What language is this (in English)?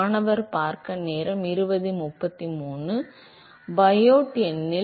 Tamil